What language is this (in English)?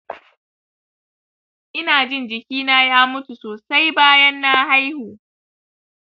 Hausa